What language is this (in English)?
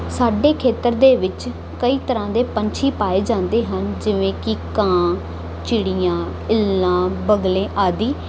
Punjabi